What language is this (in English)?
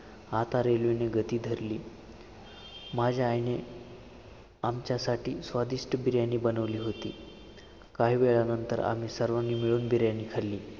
Marathi